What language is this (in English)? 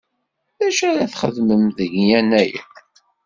Kabyle